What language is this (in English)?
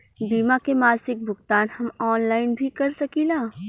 Bhojpuri